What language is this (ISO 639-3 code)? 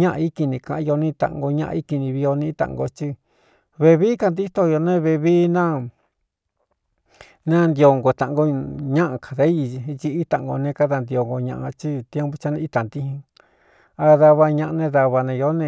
xtu